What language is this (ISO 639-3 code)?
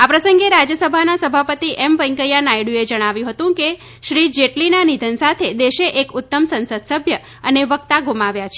guj